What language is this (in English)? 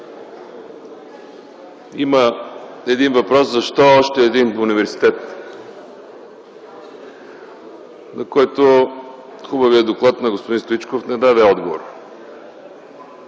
Bulgarian